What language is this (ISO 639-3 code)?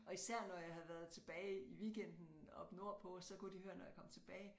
dan